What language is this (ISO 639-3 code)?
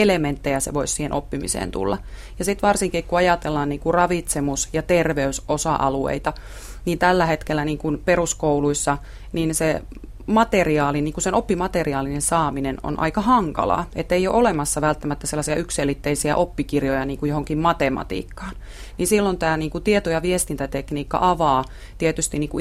fin